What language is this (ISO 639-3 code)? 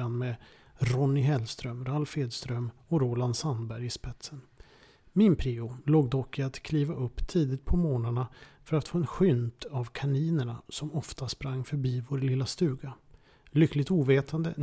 swe